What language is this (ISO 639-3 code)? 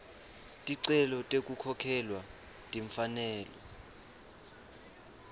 ssw